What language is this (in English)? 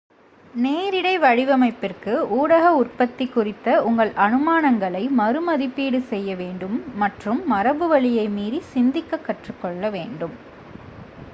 Tamil